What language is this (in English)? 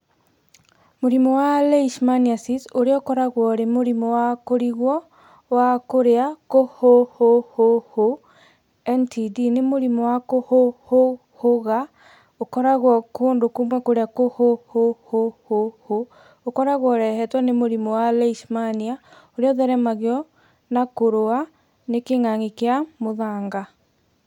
Kikuyu